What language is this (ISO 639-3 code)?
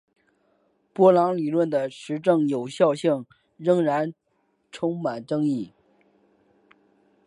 zho